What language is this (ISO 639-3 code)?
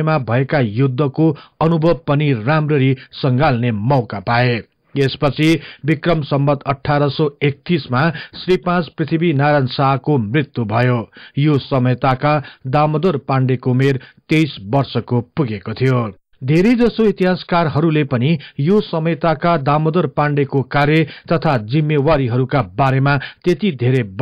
hin